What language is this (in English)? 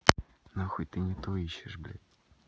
Russian